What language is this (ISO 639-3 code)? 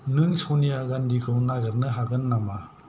brx